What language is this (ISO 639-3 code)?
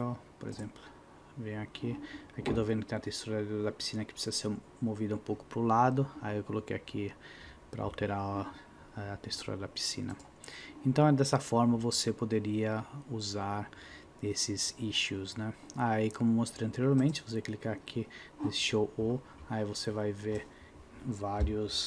por